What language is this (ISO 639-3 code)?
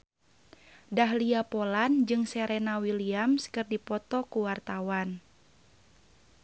sun